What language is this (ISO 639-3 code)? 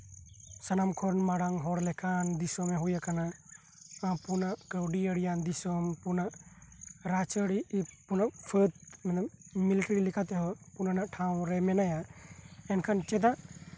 sat